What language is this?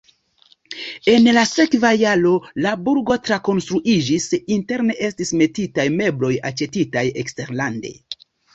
Esperanto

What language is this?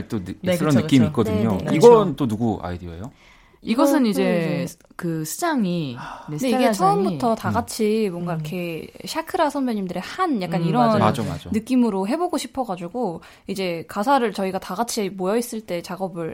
Korean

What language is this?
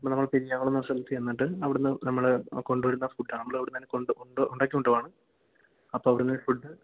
Malayalam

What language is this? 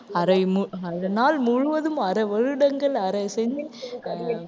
Tamil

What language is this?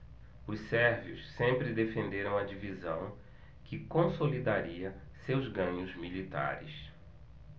Portuguese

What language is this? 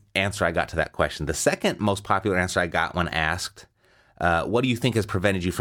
English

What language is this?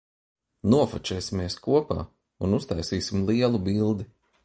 Latvian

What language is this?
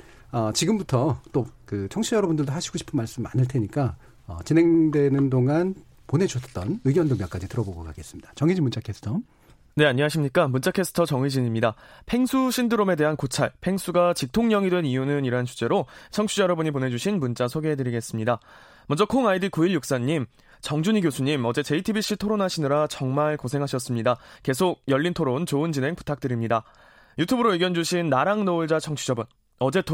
Korean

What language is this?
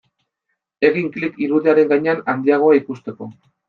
Basque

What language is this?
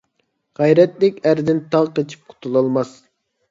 Uyghur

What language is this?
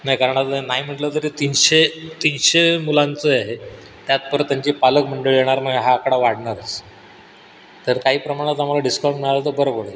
Marathi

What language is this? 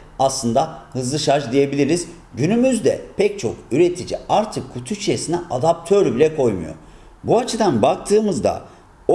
Turkish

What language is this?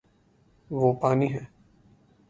Urdu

